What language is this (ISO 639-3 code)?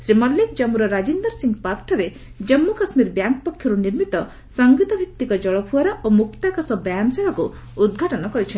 ori